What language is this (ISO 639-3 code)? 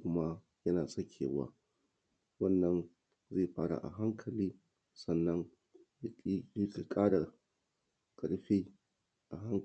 hau